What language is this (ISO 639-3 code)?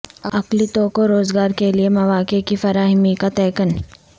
urd